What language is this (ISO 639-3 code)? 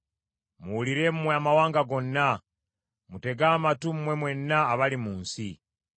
lug